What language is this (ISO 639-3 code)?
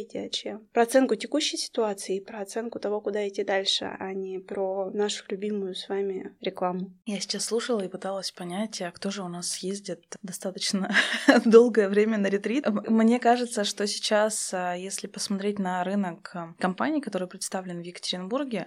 rus